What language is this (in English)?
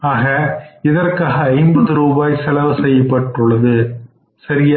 Tamil